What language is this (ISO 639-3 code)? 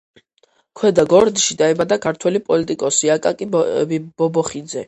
kat